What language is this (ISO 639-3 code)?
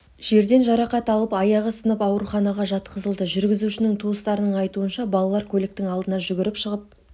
kaz